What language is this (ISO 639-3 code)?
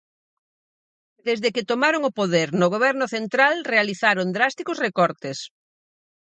glg